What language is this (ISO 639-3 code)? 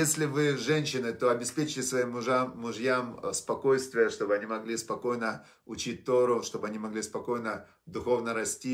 rus